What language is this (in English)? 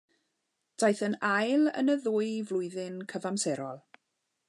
Welsh